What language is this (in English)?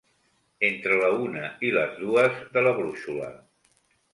Catalan